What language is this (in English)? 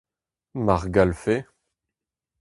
Breton